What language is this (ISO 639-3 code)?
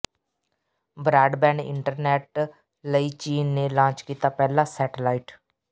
pan